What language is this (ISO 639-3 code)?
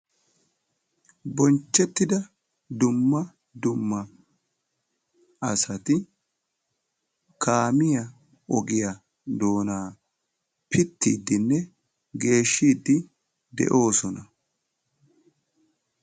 wal